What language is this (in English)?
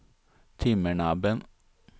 Swedish